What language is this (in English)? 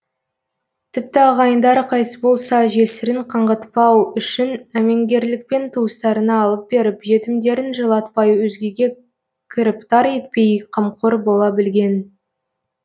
Kazakh